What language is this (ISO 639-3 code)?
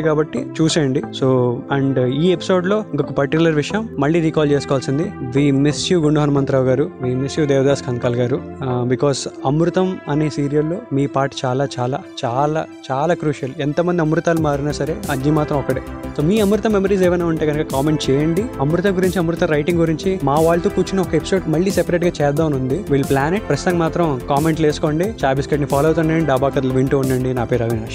tel